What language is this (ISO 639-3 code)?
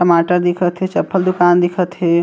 hne